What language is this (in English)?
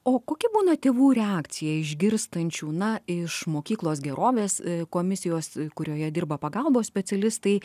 Lithuanian